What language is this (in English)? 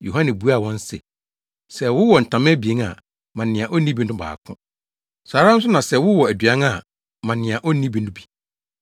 Akan